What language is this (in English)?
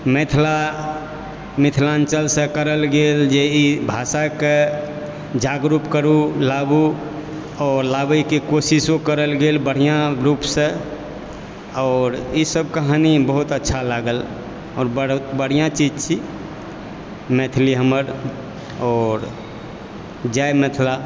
Maithili